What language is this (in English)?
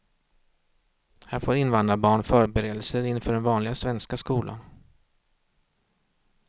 Swedish